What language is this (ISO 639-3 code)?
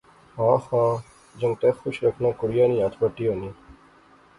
phr